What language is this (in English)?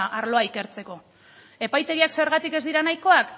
Basque